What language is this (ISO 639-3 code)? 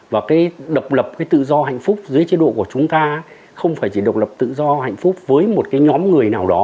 vie